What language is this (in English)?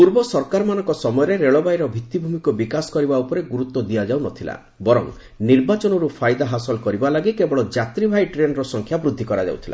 Odia